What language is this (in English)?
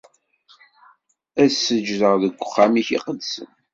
Kabyle